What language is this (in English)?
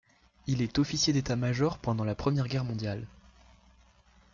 French